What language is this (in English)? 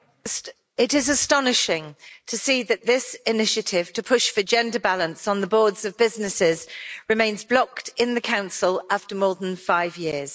English